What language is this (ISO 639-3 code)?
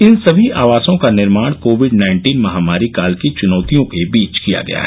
hin